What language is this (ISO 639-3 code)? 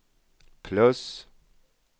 swe